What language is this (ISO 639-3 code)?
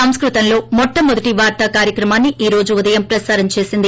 tel